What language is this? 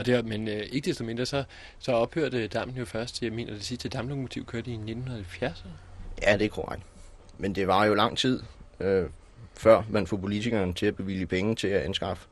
Danish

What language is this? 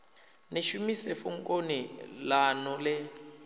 Venda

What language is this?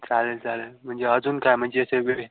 Marathi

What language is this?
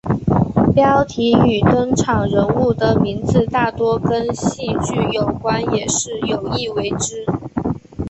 Chinese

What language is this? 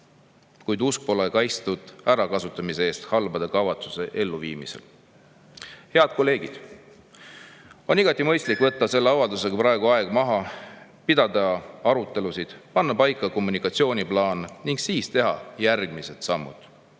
Estonian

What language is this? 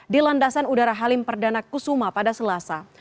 Indonesian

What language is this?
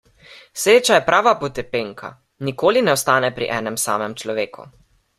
Slovenian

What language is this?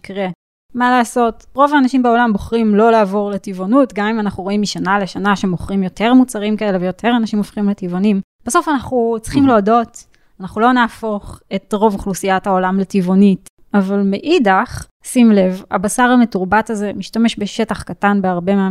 Hebrew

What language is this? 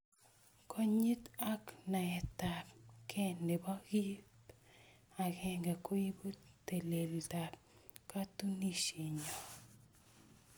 Kalenjin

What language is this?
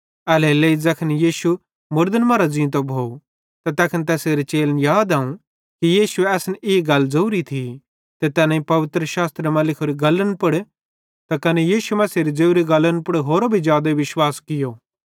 Bhadrawahi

